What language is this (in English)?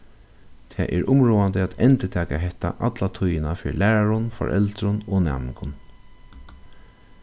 Faroese